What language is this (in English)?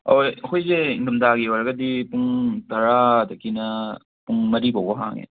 Manipuri